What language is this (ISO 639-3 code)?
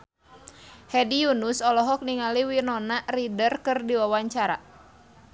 sun